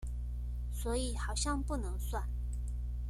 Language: Chinese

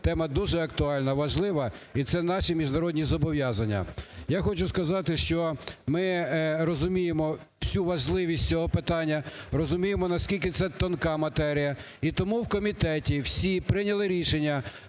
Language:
Ukrainian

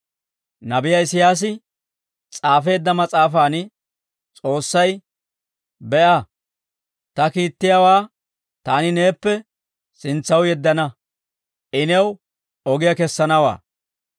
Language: Dawro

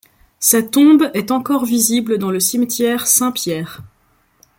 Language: French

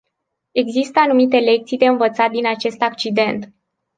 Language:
Romanian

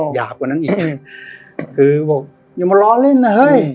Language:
Thai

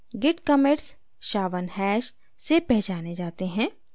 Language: Hindi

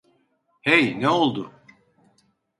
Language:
Turkish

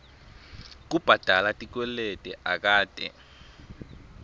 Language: Swati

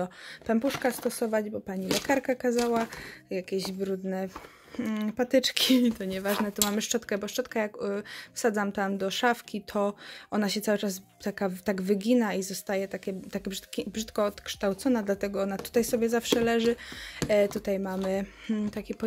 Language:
Polish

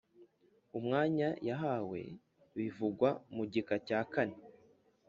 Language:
Kinyarwanda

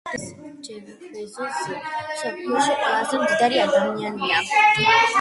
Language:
Georgian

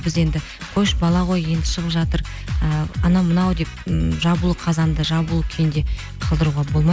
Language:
Kazakh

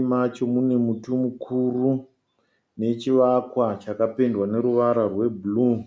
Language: Shona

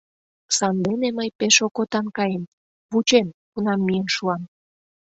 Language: Mari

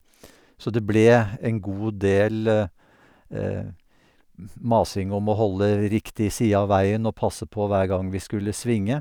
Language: Norwegian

